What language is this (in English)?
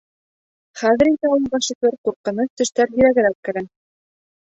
Bashkir